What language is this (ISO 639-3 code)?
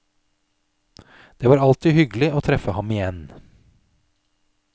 nor